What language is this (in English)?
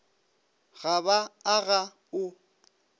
Northern Sotho